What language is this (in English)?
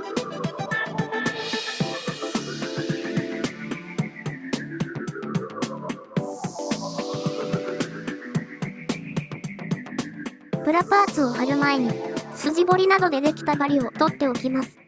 Japanese